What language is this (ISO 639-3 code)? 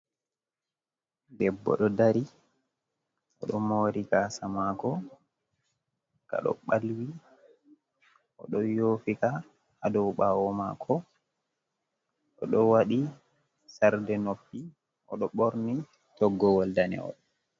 ful